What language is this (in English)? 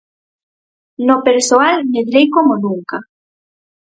Galician